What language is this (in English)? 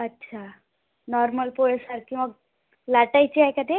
Marathi